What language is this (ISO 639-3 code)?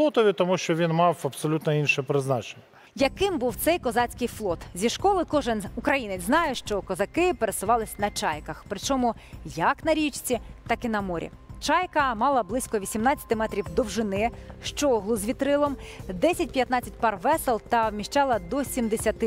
ukr